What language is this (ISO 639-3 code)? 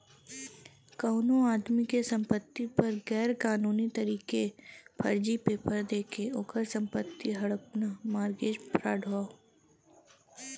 bho